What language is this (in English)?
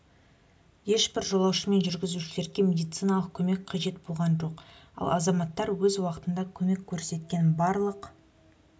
Kazakh